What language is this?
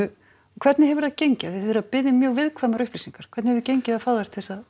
Icelandic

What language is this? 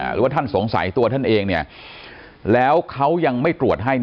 Thai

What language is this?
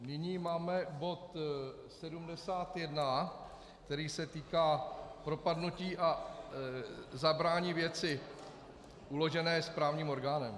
Czech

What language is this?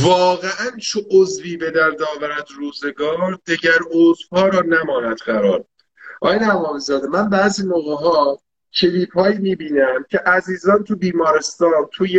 Persian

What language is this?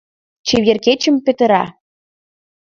Mari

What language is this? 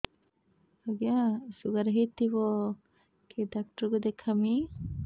Odia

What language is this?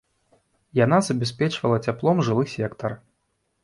Belarusian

